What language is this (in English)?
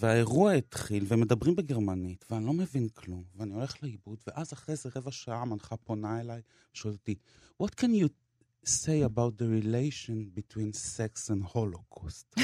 Hebrew